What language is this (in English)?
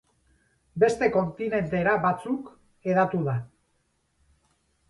Basque